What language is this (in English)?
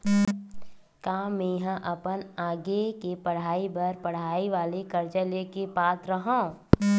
Chhattisgarhi